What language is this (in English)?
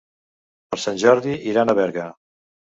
Catalan